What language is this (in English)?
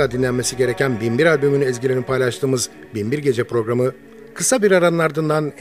Turkish